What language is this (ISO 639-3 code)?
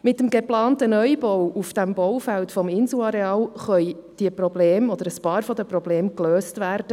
gsw